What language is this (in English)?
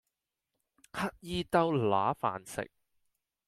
Cantonese